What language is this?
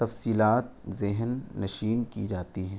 Urdu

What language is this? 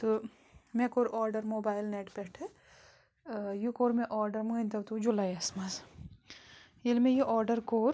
Kashmiri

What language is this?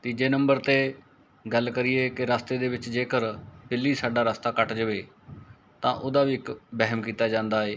Punjabi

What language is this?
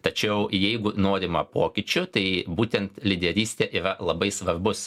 Lithuanian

